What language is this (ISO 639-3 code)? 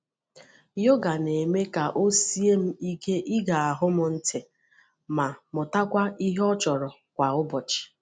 ibo